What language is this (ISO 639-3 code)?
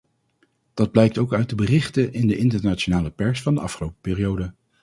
nld